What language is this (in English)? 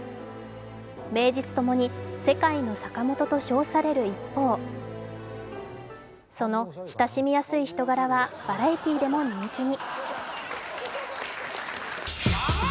Japanese